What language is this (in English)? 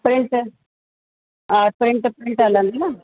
Sindhi